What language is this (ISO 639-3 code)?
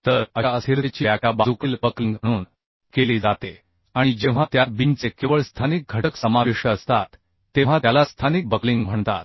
mar